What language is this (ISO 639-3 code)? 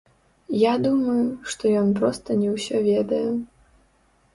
bel